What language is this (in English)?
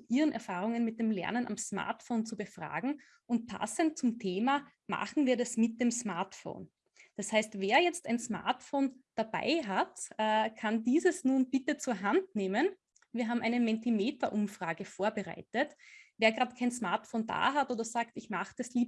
German